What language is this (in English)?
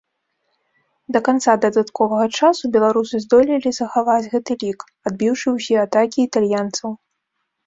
Belarusian